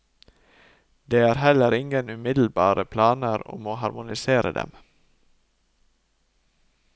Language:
Norwegian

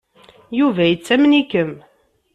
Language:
Kabyle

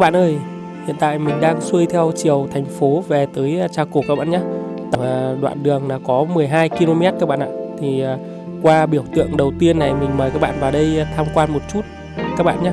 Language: Vietnamese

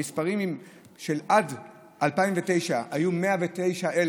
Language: Hebrew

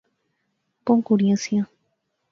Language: Pahari-Potwari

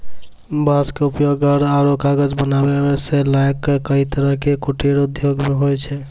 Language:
Maithili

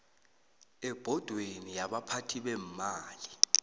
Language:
South Ndebele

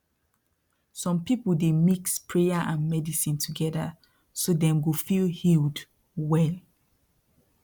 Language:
Nigerian Pidgin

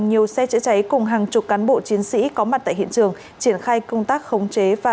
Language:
Vietnamese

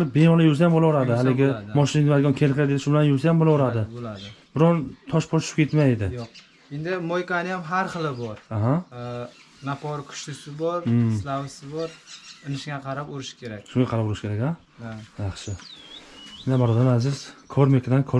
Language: Turkish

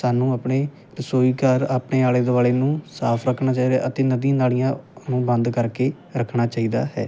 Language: Punjabi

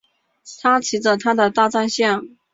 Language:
Chinese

